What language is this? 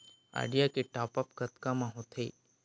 Chhattisgarhi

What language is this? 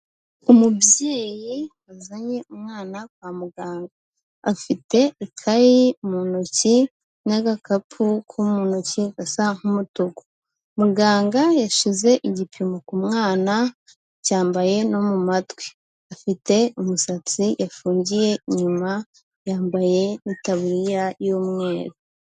Kinyarwanda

